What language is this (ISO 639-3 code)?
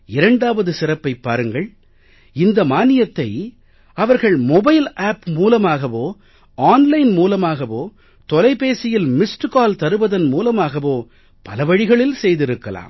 tam